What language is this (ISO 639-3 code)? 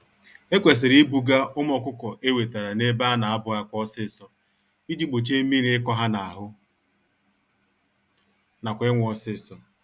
ibo